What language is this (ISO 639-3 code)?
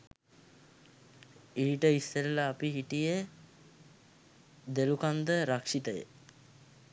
sin